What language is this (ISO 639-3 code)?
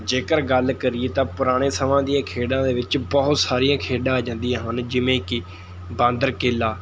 pan